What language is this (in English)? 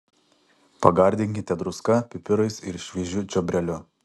Lithuanian